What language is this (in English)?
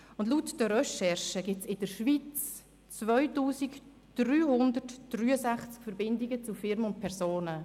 Swiss German